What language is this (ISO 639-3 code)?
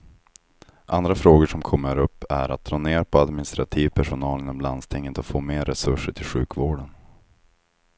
swe